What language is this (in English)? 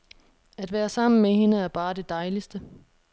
Danish